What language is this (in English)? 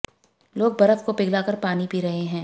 Hindi